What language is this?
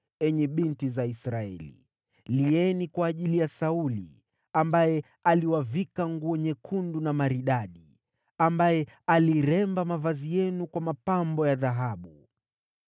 Swahili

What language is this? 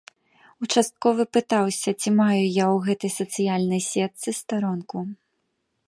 Belarusian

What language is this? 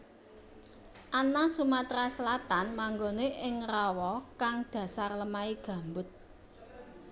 Javanese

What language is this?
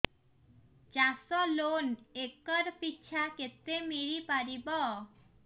Odia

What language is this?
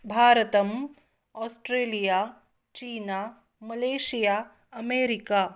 Sanskrit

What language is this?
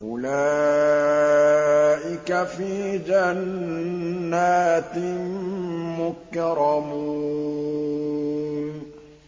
Arabic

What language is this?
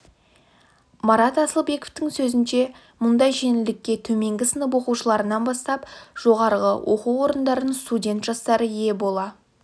Kazakh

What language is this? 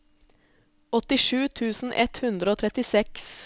Norwegian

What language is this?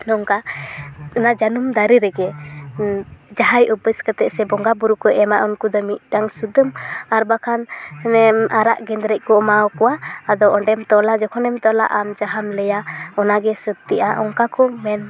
Santali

